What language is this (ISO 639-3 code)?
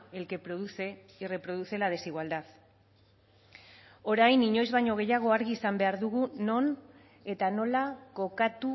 eus